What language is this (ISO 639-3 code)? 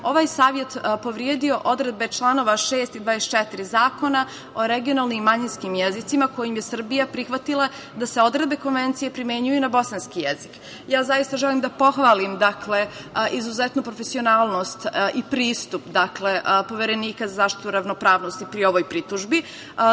srp